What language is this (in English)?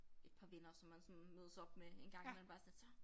Danish